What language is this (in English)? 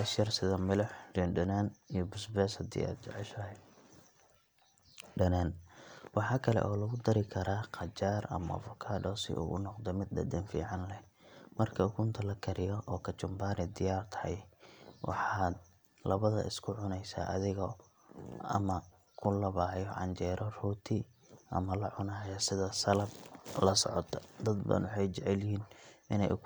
Somali